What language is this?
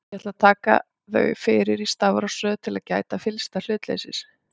Icelandic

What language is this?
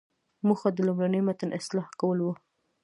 Pashto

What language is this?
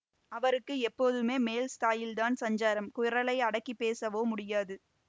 Tamil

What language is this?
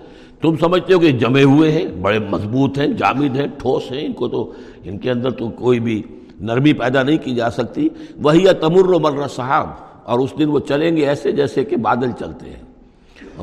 Urdu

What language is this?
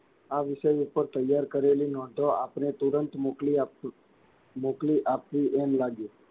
Gujarati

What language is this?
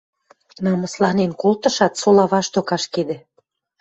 Western Mari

